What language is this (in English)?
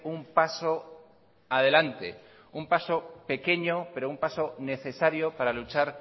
Spanish